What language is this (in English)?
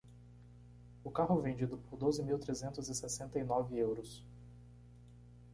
Portuguese